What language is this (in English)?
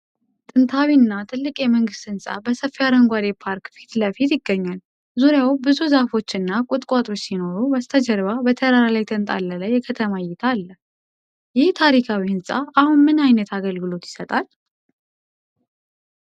Amharic